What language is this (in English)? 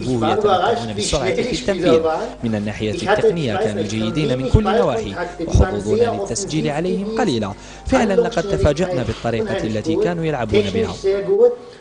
Arabic